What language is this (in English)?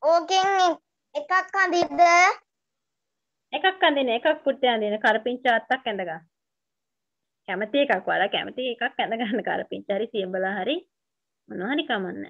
Indonesian